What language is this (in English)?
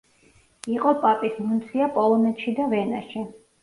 Georgian